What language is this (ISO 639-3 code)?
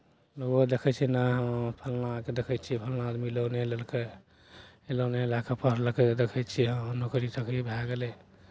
mai